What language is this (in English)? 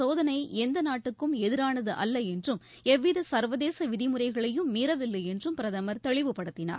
Tamil